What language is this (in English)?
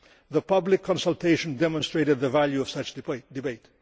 English